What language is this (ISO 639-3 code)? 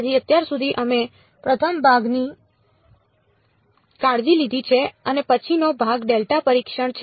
guj